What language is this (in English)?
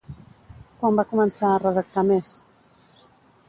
Catalan